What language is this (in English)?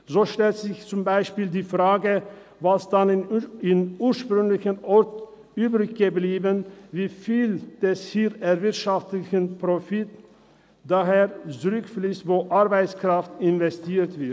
Swiss German